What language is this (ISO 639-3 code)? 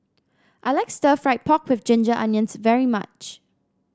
eng